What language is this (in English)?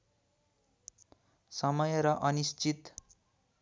Nepali